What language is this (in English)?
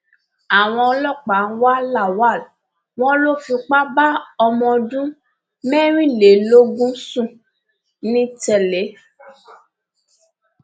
Yoruba